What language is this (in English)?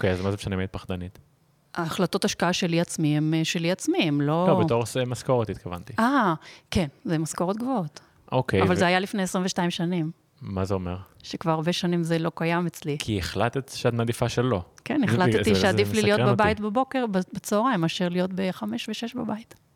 Hebrew